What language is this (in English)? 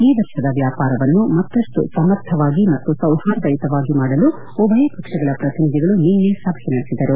Kannada